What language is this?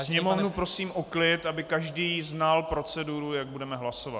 Czech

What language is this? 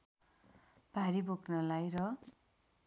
Nepali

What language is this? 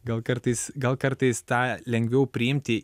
Lithuanian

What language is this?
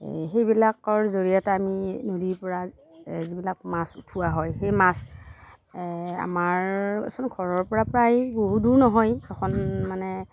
Assamese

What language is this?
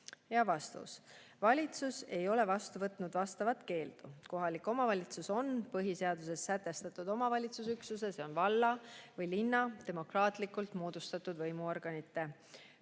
Estonian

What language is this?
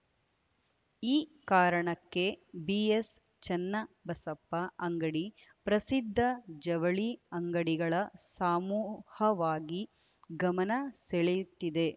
Kannada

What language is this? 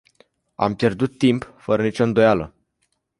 Romanian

